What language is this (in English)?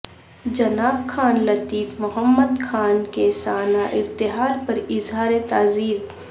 Urdu